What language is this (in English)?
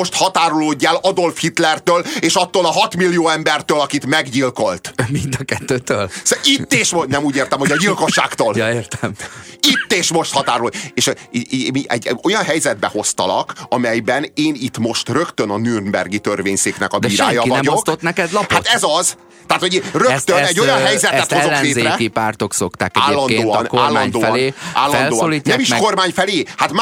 Hungarian